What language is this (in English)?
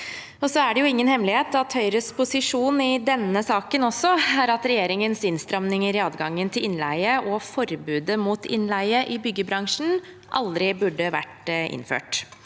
Norwegian